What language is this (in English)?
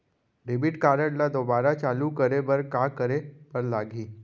Chhattisgarhi